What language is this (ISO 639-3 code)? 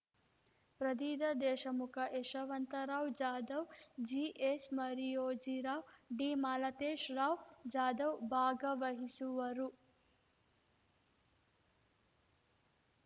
kan